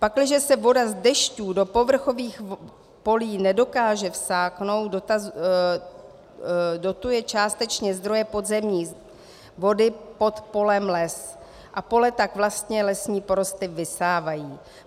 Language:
Czech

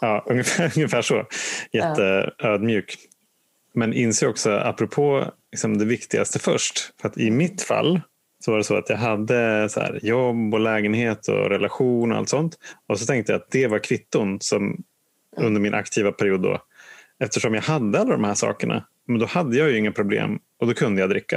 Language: Swedish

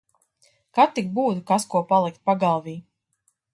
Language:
Latvian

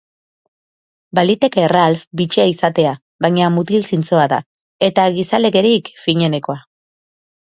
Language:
Basque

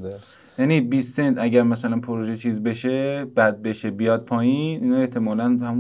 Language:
Persian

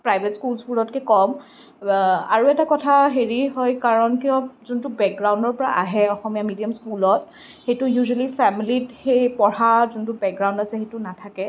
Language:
Assamese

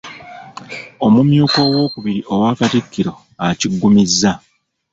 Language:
Ganda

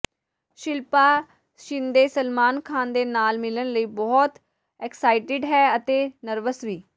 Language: Punjabi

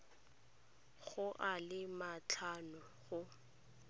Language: Tswana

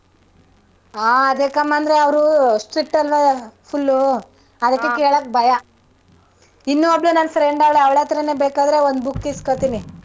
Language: Kannada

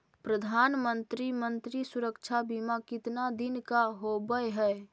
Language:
Magahi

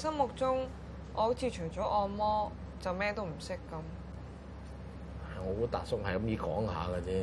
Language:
Chinese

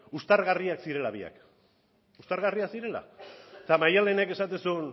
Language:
Basque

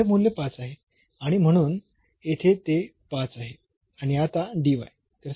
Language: Marathi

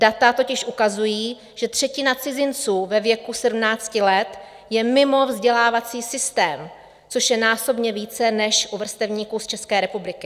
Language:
Czech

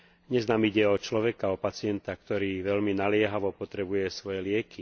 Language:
Slovak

